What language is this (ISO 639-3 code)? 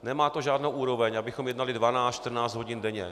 ces